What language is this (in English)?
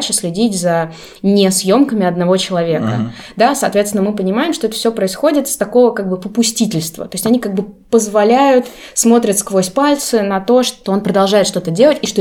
Russian